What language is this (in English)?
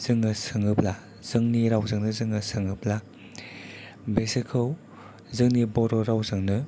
Bodo